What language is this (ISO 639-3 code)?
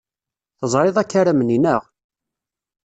kab